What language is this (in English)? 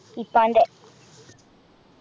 Malayalam